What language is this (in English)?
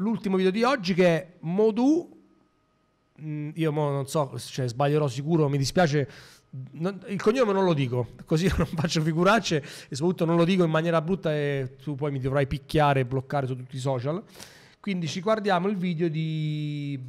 Italian